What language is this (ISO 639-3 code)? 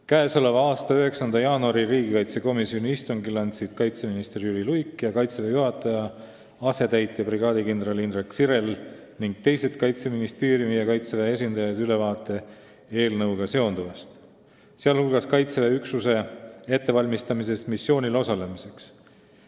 est